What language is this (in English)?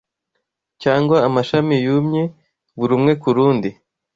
Kinyarwanda